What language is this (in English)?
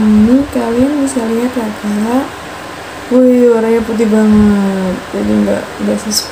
Indonesian